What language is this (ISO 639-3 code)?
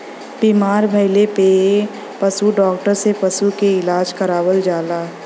bho